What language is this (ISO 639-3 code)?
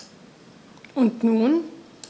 deu